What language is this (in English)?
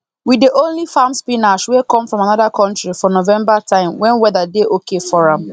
Nigerian Pidgin